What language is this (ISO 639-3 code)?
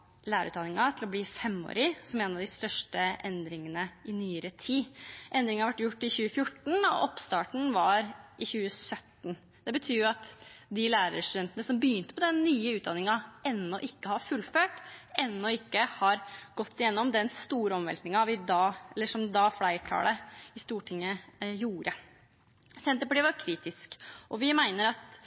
nob